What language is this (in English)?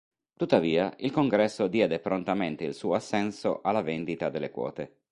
Italian